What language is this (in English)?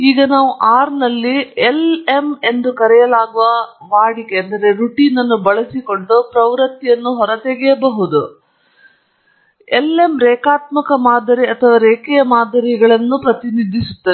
Kannada